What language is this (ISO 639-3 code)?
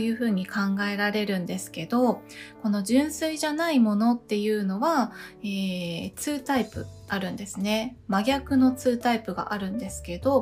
jpn